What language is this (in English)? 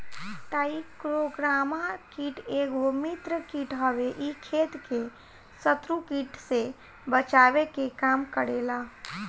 Bhojpuri